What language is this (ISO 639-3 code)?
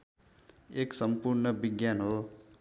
nep